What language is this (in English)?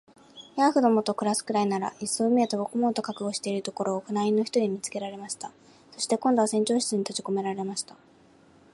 Japanese